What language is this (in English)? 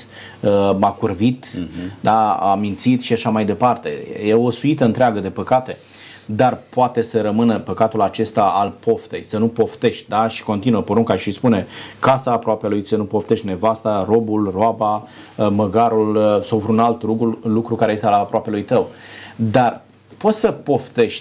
Romanian